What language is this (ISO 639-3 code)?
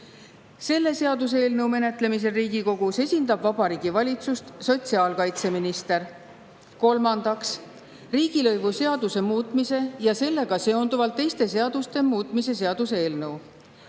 est